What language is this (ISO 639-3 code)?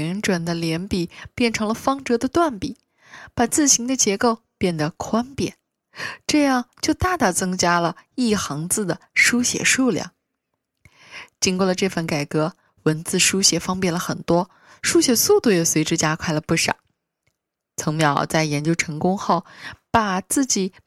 zho